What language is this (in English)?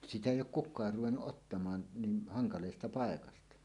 Finnish